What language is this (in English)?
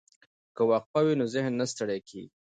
Pashto